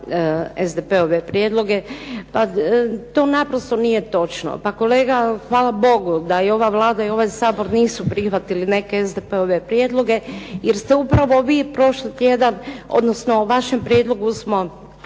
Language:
Croatian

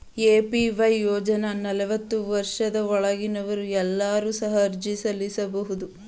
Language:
Kannada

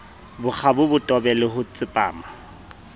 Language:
Southern Sotho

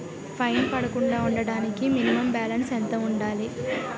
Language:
Telugu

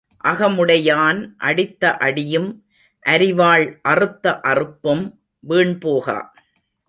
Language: Tamil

